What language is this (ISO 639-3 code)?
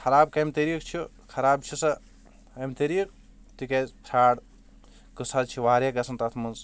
kas